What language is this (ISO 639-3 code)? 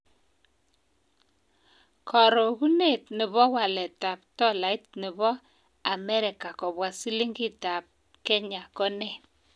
kln